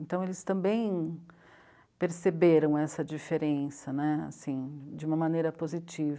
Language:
Portuguese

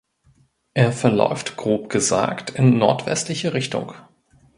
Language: German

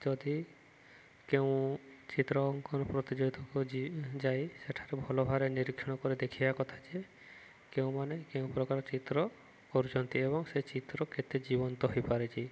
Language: Odia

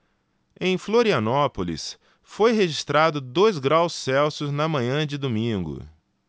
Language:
Portuguese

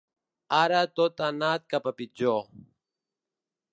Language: Catalan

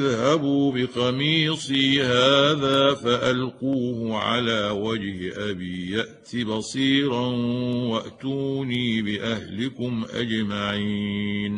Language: Arabic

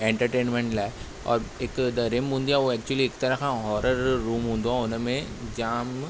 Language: Sindhi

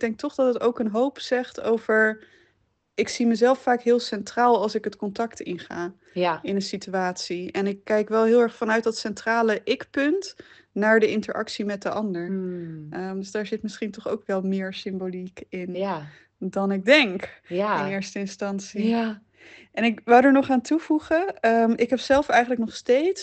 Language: Dutch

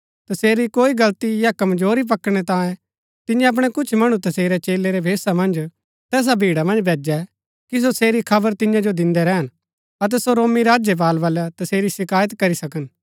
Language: Gaddi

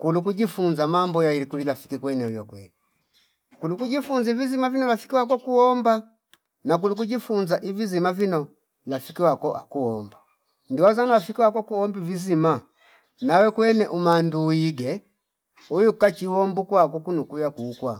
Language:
Fipa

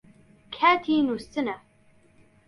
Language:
Central Kurdish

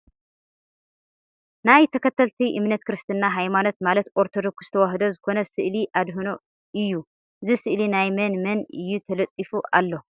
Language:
Tigrinya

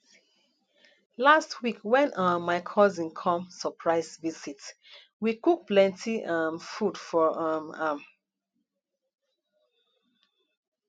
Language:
Nigerian Pidgin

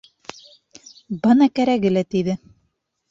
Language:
Bashkir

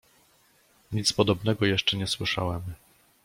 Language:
Polish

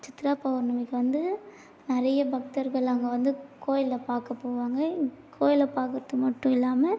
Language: Tamil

